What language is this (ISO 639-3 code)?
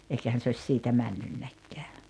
fin